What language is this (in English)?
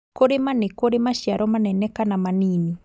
Kikuyu